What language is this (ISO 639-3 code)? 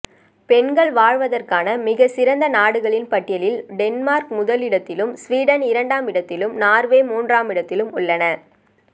tam